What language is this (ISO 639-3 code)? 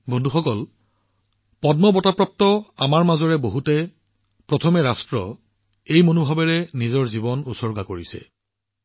asm